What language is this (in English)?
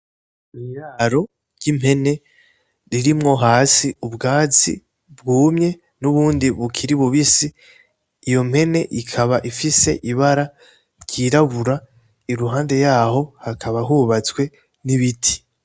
Rundi